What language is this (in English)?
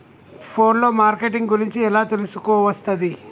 Telugu